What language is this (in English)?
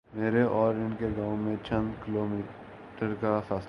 Urdu